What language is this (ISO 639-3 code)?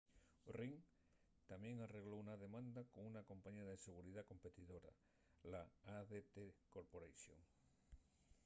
ast